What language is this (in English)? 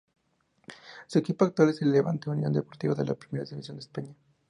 Spanish